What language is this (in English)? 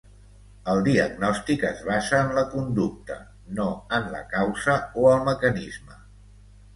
Catalan